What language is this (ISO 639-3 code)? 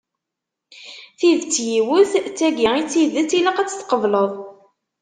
kab